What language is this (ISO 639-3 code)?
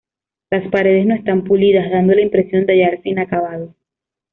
spa